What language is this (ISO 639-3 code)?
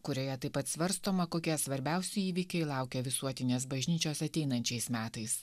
lit